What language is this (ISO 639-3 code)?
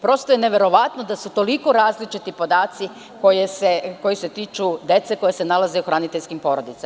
srp